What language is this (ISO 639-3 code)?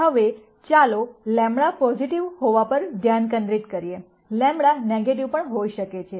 guj